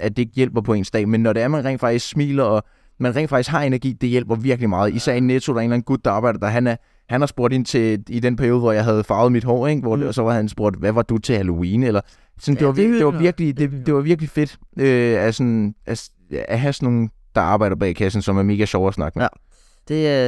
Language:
Danish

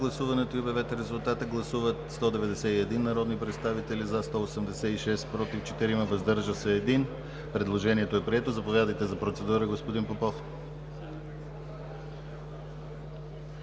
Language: Bulgarian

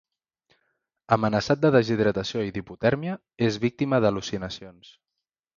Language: Catalan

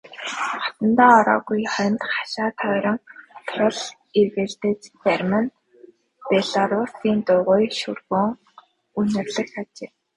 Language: Mongolian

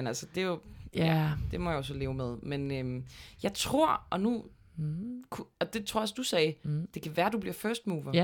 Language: Danish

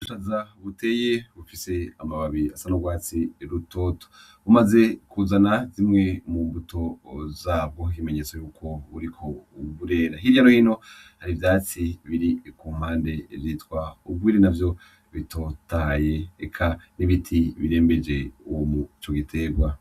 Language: Rundi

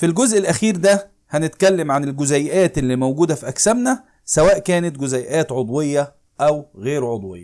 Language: Arabic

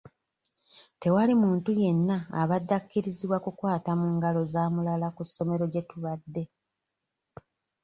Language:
Ganda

